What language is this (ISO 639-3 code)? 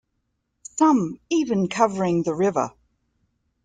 eng